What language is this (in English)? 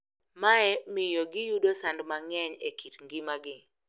Luo (Kenya and Tanzania)